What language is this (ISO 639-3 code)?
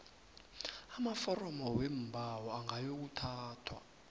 nbl